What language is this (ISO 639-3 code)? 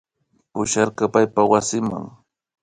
qvi